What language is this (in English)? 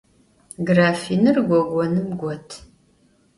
Adyghe